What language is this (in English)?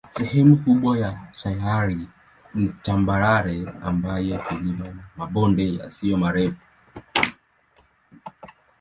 Swahili